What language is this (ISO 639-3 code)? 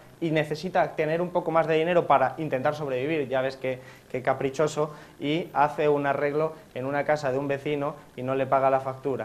spa